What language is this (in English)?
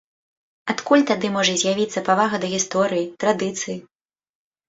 Belarusian